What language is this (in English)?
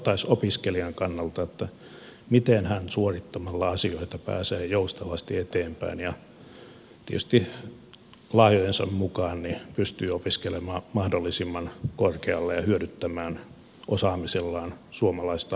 Finnish